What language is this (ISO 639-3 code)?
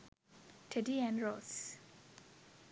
sin